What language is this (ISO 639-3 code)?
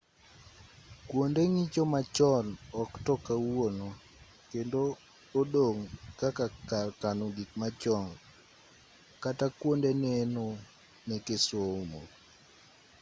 luo